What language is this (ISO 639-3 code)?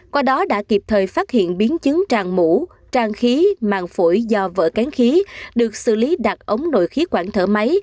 vie